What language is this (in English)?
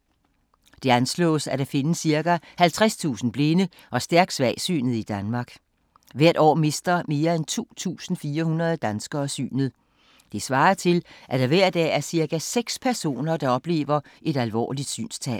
Danish